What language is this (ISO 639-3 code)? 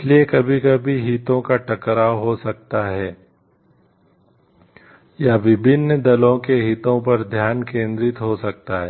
hin